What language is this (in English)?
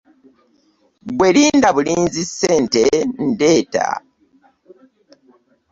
Ganda